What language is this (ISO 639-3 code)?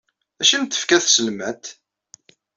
kab